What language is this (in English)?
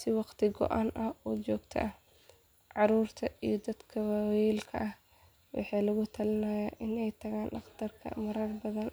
Somali